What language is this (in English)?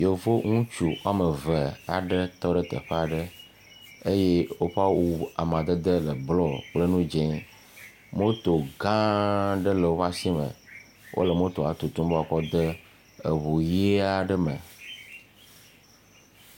Ewe